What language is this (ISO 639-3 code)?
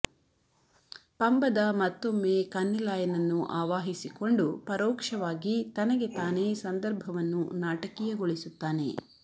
kan